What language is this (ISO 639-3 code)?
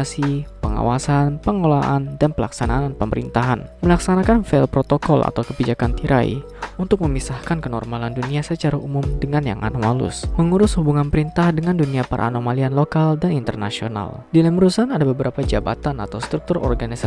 ind